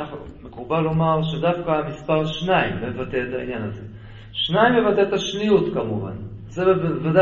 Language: Hebrew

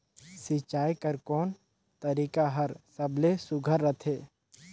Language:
Chhattisgarhi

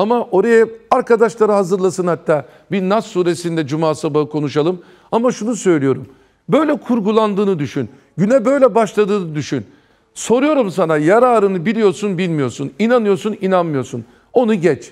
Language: Turkish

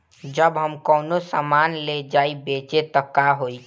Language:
Bhojpuri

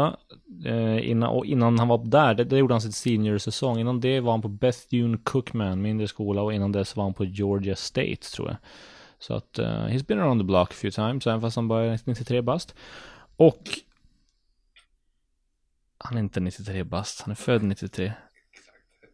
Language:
Swedish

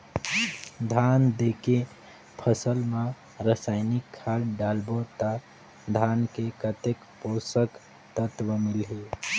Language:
Chhattisgarhi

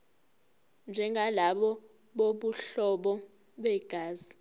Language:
Zulu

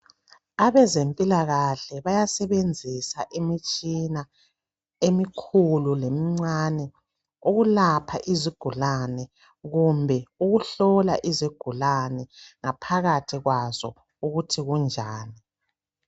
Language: North Ndebele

